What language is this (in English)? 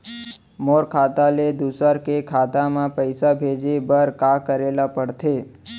Chhattisgarhi